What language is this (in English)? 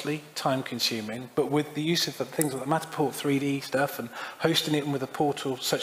English